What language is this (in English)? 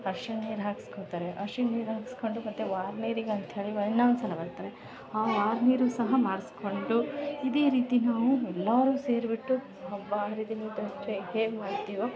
Kannada